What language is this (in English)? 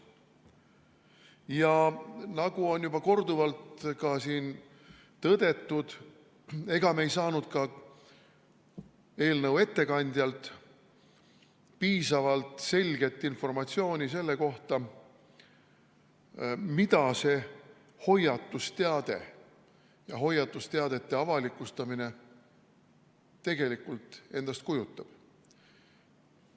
Estonian